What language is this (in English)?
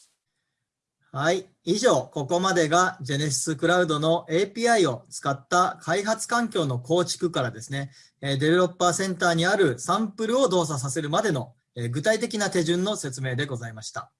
Japanese